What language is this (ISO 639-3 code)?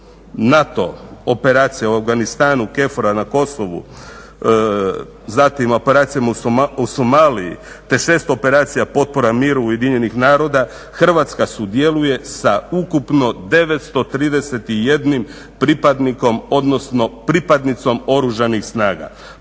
hrv